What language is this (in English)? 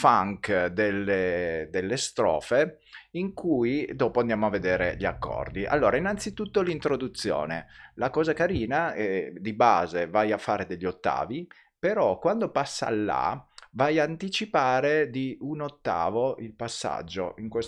Italian